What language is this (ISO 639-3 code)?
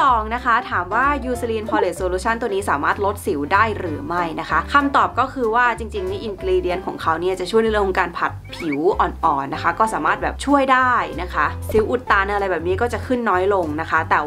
tha